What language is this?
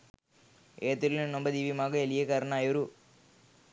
Sinhala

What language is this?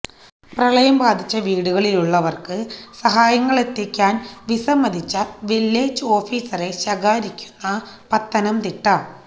Malayalam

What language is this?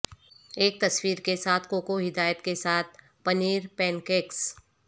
Urdu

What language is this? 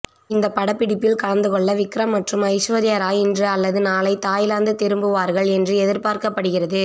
Tamil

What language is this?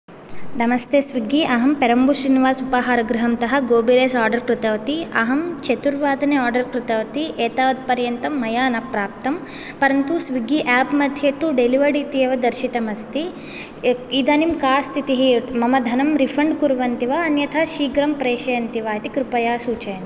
Sanskrit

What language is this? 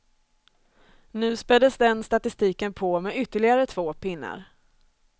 Swedish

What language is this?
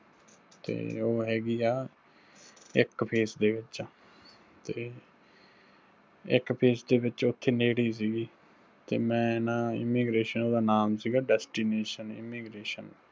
Punjabi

